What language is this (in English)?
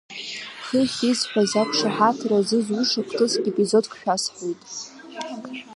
Abkhazian